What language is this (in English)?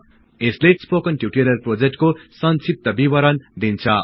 Nepali